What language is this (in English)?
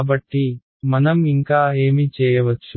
Telugu